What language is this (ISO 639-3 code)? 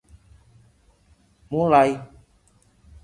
ind